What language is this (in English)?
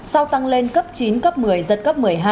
Vietnamese